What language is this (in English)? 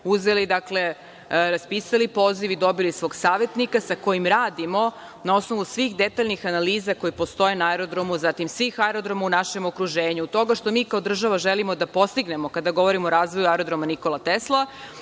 Serbian